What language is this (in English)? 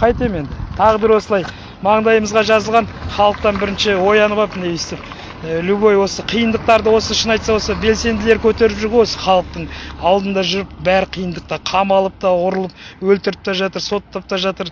Kazakh